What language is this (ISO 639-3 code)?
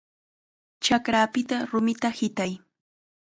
qxa